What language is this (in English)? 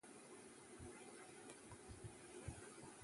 Malayalam